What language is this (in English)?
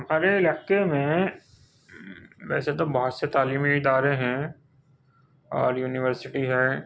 Urdu